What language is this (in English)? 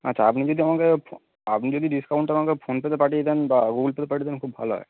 Bangla